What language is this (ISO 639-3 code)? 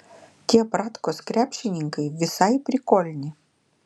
lit